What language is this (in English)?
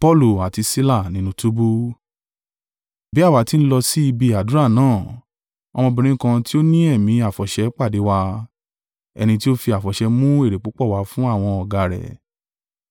Yoruba